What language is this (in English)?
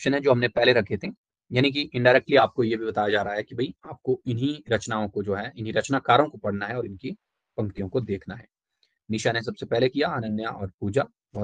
Hindi